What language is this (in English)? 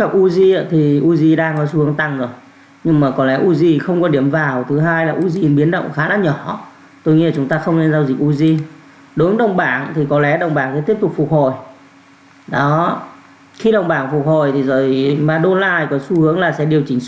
Vietnamese